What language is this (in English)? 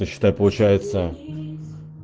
Russian